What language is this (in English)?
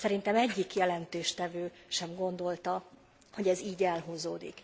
Hungarian